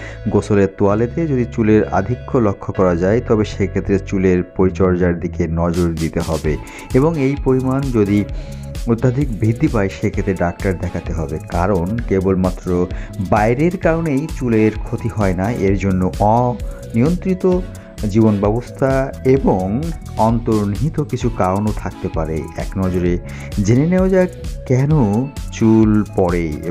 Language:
Hindi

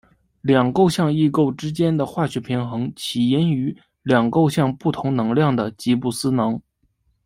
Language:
Chinese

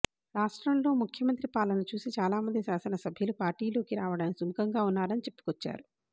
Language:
Telugu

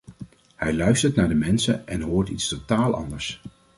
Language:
Dutch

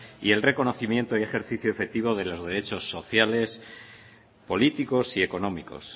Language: Spanish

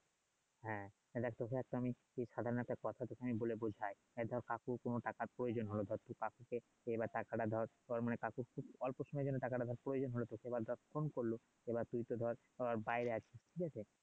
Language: Bangla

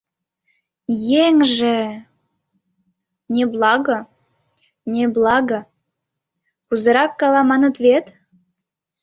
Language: Mari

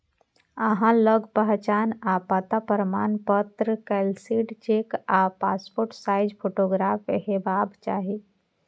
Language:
Maithili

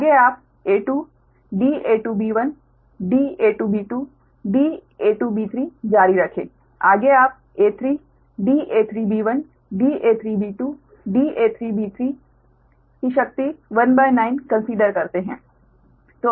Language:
Hindi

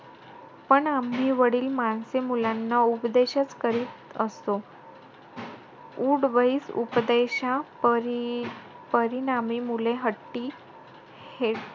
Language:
Marathi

